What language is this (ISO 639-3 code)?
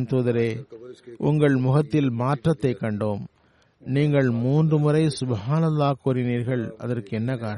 tam